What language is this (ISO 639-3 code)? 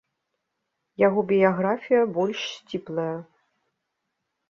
bel